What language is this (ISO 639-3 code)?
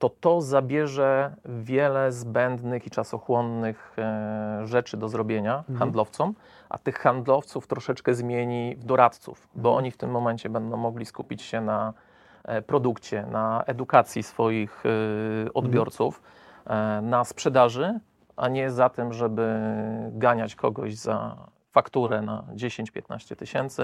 pol